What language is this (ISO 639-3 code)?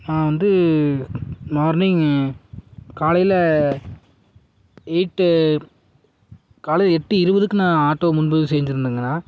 tam